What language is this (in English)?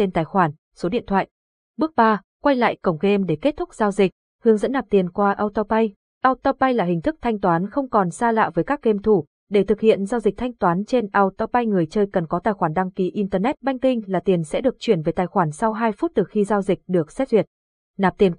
Vietnamese